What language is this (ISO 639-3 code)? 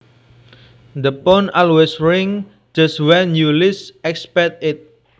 jav